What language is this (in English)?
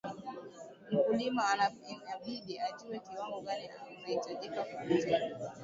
Swahili